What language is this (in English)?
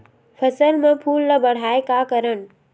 Chhattisgarhi